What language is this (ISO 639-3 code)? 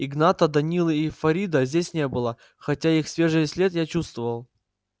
rus